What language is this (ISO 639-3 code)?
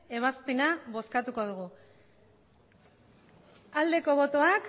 eus